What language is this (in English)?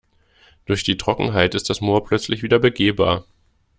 German